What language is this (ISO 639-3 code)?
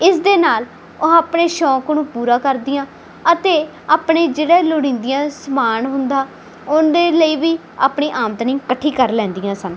pan